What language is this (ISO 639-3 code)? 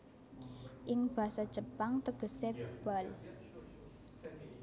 jav